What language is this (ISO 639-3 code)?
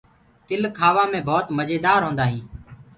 ggg